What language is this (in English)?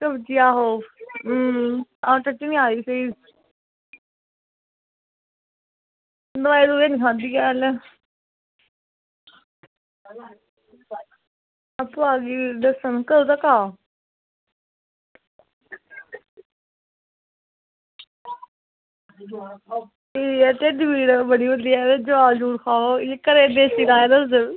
Dogri